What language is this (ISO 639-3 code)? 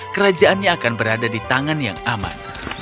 ind